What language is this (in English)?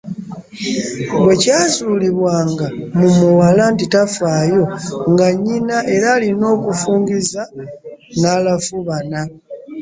Ganda